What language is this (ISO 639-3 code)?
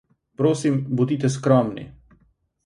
slv